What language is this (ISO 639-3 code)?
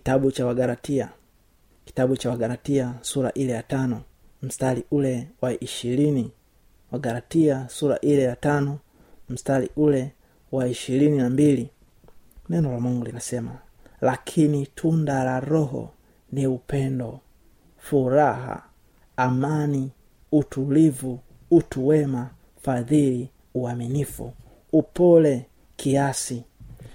swa